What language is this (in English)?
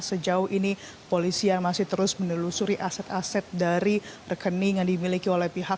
Indonesian